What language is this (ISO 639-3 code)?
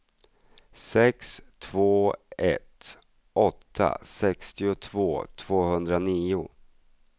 swe